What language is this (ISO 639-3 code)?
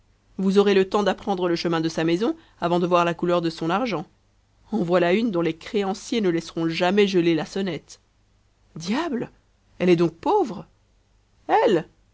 fra